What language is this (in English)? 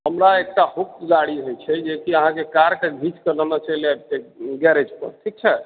Maithili